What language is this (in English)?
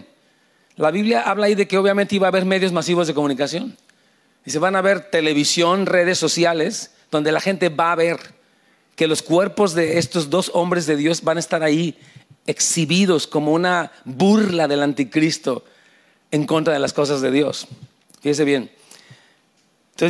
Spanish